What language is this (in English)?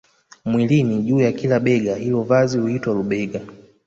Swahili